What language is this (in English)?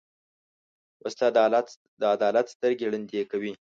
Pashto